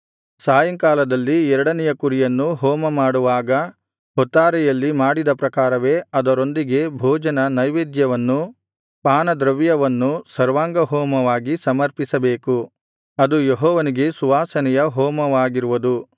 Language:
Kannada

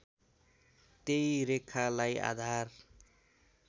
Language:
Nepali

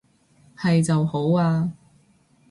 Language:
Cantonese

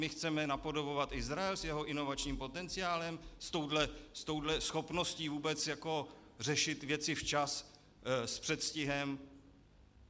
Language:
Czech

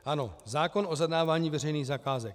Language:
Czech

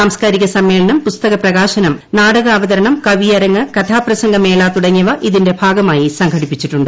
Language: Malayalam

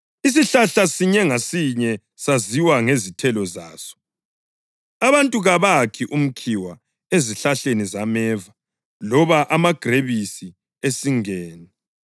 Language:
North Ndebele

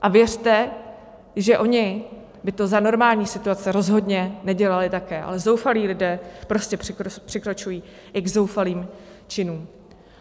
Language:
Czech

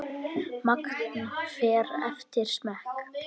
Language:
Icelandic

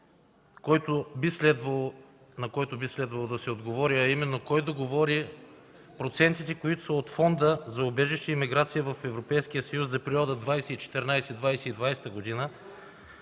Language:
Bulgarian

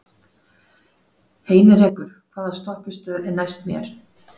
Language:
Icelandic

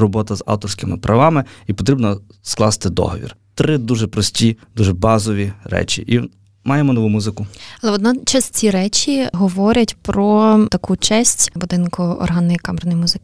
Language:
Ukrainian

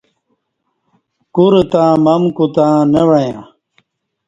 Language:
Kati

